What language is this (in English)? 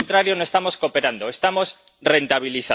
Spanish